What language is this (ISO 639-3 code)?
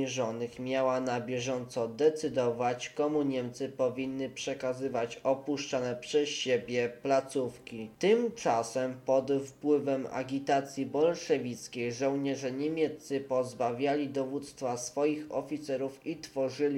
pol